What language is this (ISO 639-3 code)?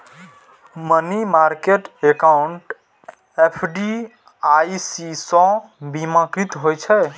mai